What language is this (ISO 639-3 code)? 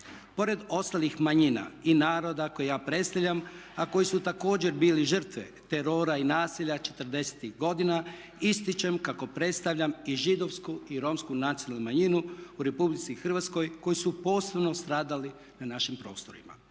hrv